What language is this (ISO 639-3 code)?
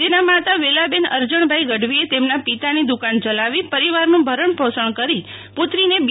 guj